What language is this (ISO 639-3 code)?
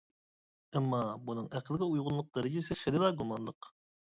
uig